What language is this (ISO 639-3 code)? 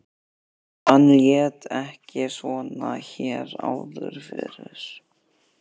isl